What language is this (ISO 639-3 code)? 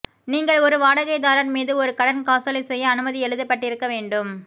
tam